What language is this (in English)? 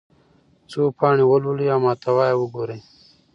Pashto